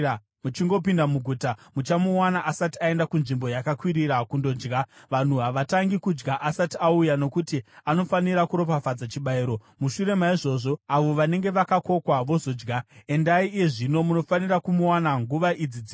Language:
Shona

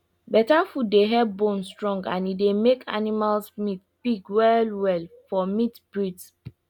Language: Nigerian Pidgin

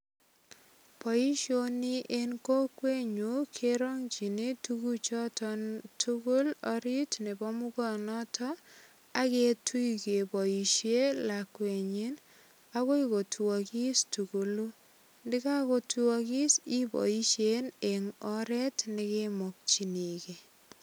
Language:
Kalenjin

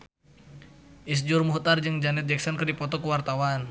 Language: Sundanese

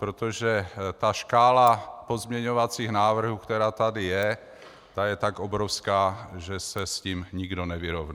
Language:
Czech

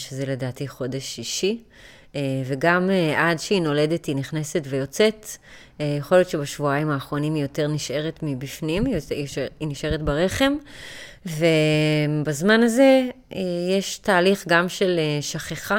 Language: Hebrew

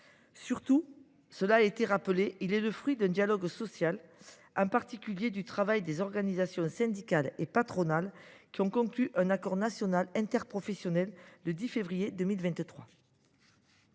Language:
French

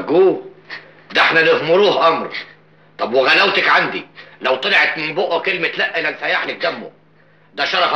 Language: Arabic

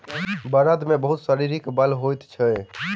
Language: Maithili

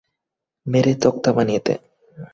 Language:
Bangla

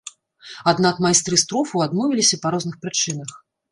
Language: Belarusian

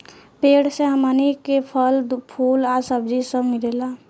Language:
Bhojpuri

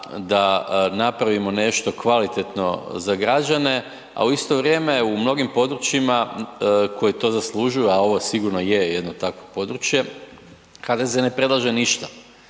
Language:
Croatian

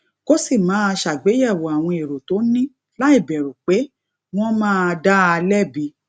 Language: Yoruba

